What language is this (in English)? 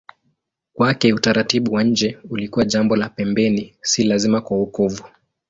Swahili